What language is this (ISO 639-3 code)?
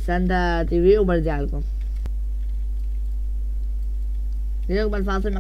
ara